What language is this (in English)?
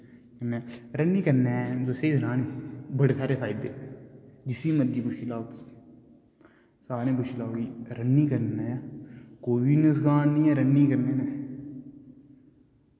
Dogri